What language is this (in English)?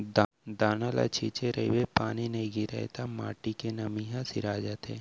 Chhattisgarhi